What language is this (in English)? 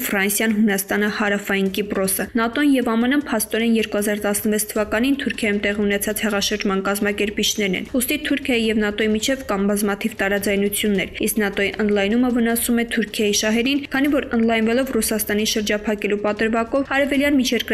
Romanian